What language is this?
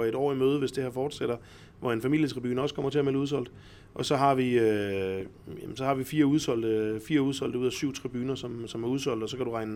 Danish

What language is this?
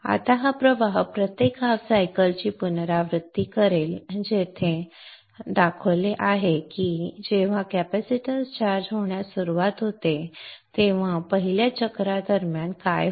Marathi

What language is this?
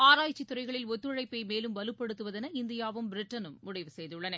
Tamil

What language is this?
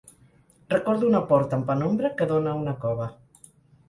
Catalan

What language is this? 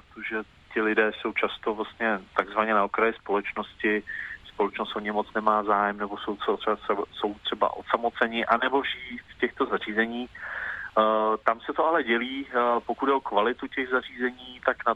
Czech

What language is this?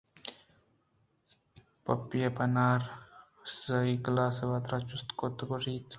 Eastern Balochi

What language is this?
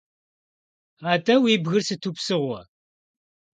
Kabardian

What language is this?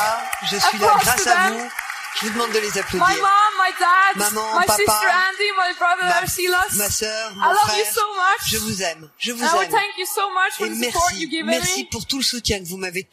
Persian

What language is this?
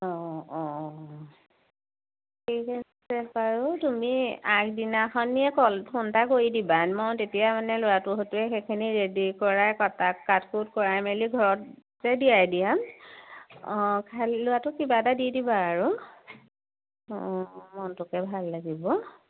Assamese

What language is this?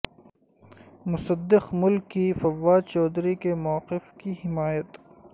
Urdu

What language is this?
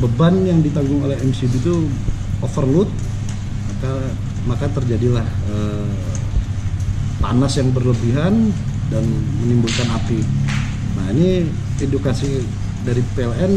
Indonesian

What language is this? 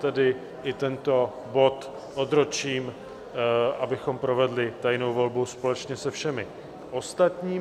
Czech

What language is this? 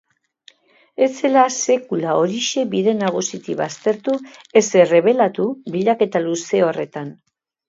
Basque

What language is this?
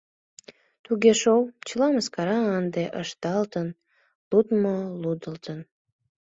Mari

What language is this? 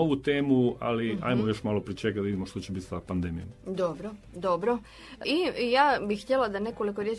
Croatian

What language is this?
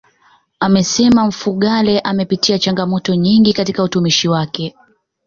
Swahili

